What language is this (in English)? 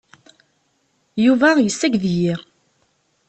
Kabyle